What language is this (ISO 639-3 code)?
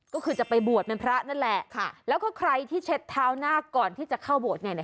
tha